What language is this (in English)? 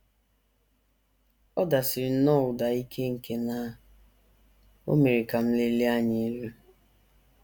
Igbo